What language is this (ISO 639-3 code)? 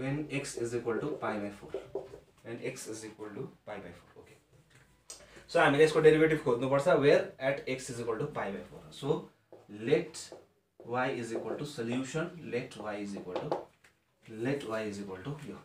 hin